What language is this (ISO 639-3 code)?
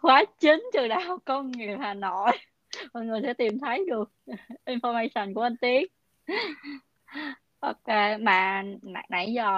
vie